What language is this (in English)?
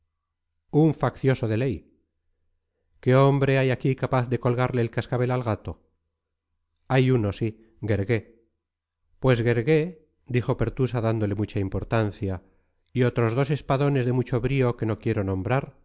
Spanish